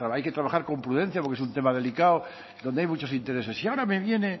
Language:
Spanish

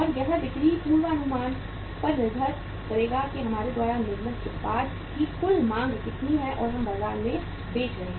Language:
Hindi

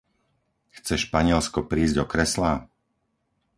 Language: Slovak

